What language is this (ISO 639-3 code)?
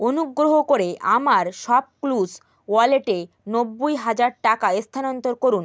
ben